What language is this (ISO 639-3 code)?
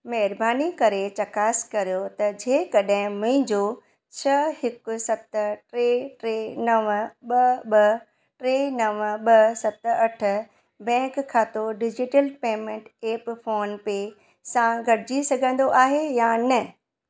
snd